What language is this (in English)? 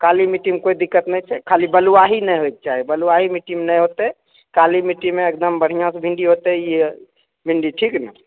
Maithili